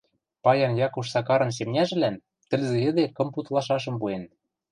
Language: Western Mari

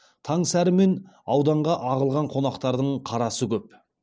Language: Kazakh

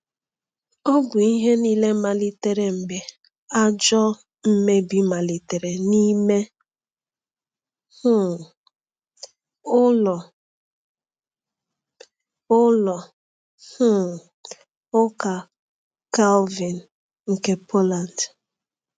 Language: Igbo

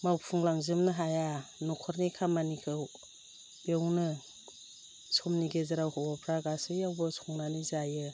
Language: Bodo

